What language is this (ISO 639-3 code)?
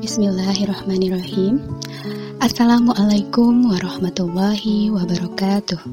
ind